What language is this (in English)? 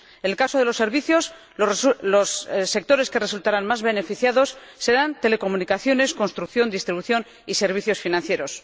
Spanish